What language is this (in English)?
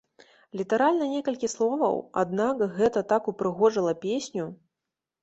Belarusian